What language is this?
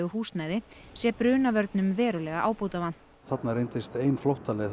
Icelandic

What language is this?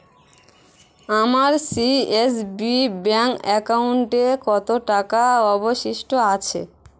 Bangla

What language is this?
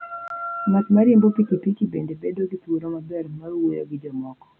Luo (Kenya and Tanzania)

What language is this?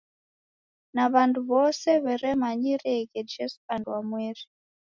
Taita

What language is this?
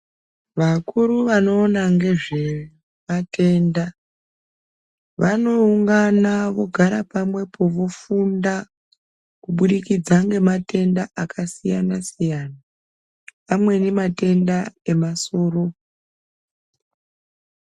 Ndau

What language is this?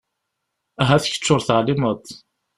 Kabyle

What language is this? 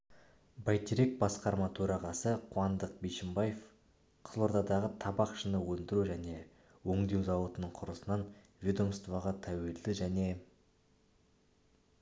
Kazakh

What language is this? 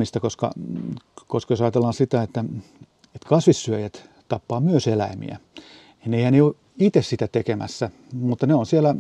Finnish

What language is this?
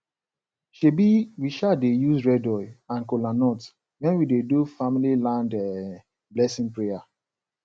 Nigerian Pidgin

